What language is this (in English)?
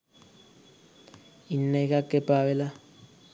Sinhala